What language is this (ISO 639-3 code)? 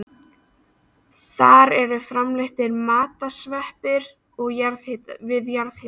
isl